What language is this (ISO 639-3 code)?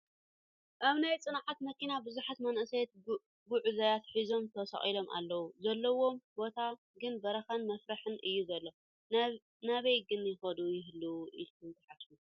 tir